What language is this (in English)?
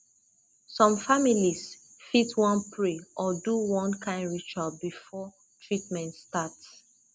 Nigerian Pidgin